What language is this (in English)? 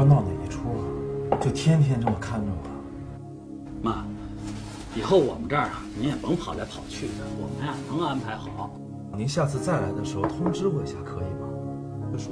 Chinese